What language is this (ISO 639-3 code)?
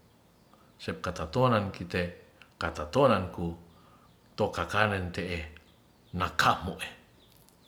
rth